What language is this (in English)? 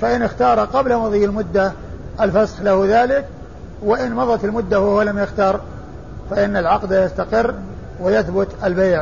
Arabic